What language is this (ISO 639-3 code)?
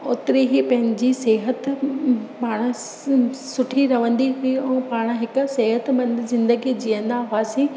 snd